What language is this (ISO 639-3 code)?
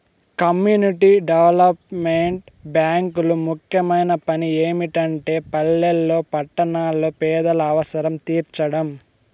tel